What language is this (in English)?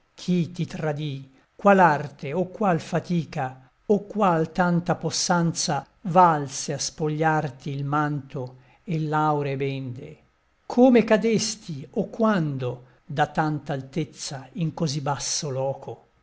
Italian